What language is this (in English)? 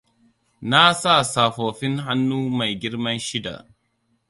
Hausa